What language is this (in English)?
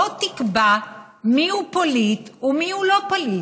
Hebrew